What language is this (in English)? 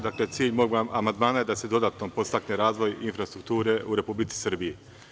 Serbian